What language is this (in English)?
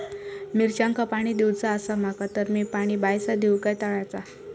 Marathi